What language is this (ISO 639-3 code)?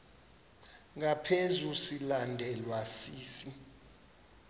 xho